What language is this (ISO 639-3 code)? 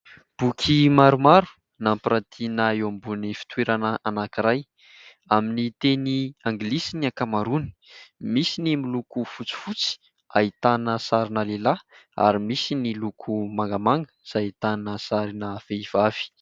mlg